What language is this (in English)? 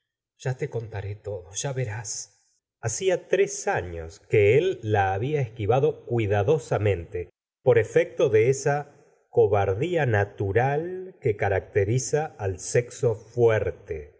Spanish